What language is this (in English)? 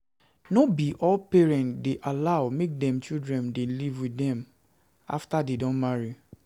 Nigerian Pidgin